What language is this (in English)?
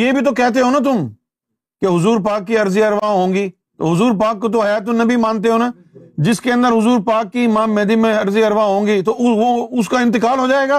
Urdu